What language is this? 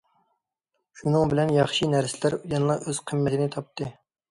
Uyghur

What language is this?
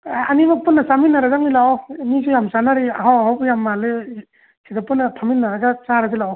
Manipuri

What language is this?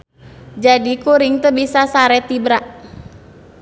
Sundanese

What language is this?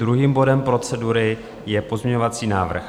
Czech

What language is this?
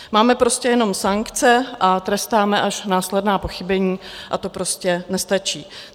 Czech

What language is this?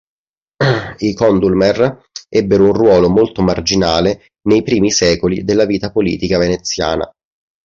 Italian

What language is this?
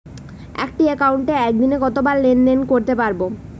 Bangla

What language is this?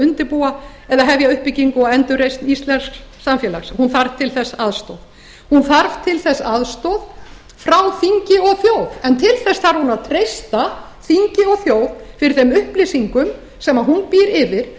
Icelandic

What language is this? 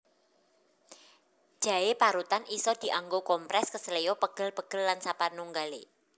Javanese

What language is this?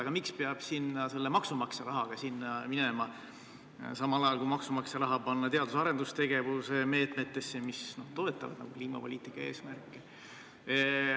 Estonian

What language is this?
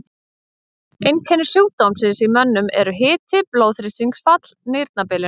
Icelandic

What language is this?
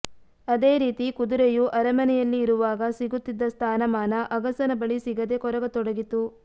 Kannada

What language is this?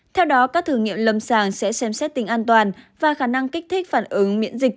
Vietnamese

